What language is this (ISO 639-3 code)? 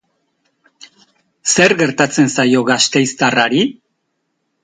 eus